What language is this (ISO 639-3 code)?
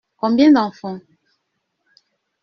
fra